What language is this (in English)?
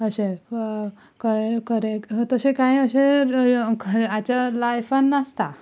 Konkani